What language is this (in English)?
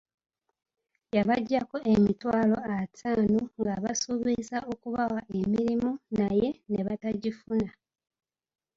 Ganda